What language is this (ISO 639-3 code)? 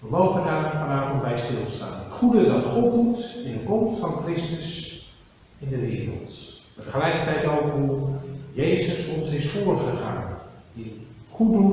nld